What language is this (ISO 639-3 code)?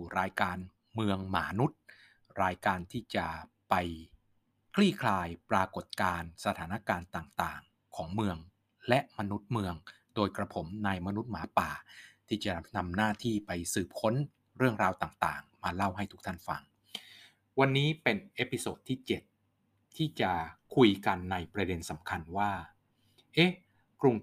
tha